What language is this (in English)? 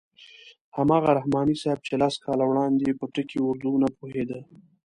Pashto